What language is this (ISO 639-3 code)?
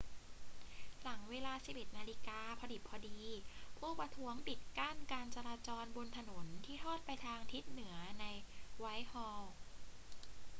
tha